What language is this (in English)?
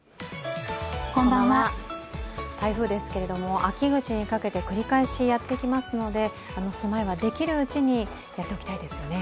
Japanese